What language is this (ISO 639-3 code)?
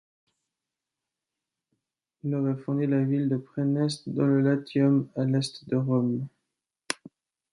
fra